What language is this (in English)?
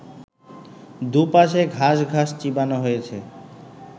Bangla